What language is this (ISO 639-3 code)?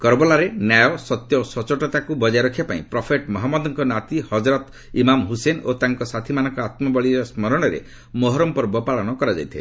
ori